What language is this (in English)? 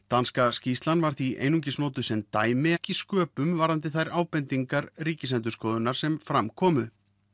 Icelandic